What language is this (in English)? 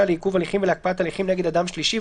Hebrew